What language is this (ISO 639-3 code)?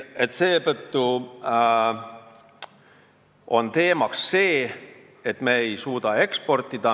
est